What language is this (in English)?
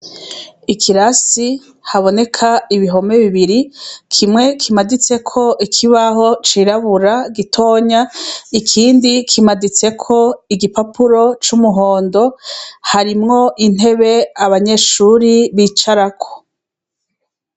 Rundi